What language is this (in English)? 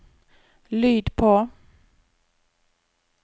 Norwegian